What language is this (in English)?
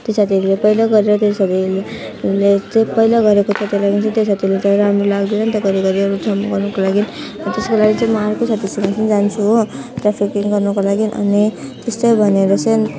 Nepali